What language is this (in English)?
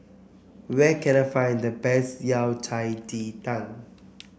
English